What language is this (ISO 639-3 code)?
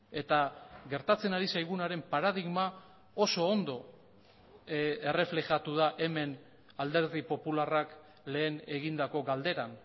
eus